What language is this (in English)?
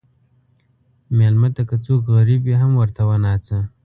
Pashto